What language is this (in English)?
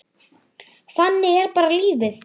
Icelandic